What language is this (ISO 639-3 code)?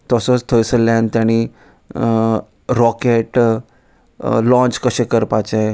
kok